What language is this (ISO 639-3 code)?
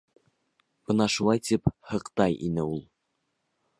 bak